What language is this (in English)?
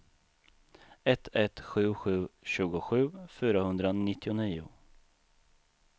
Swedish